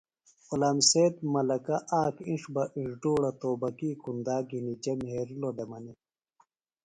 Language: Phalura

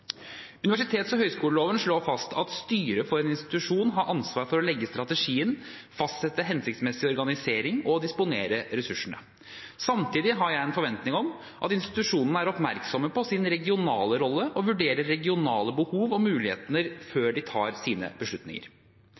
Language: Norwegian Bokmål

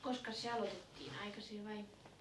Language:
Finnish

